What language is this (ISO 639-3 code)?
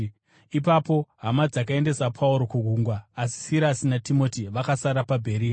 sna